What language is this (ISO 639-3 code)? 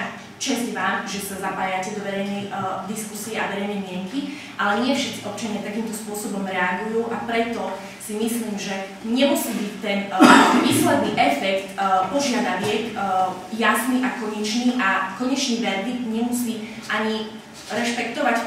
ron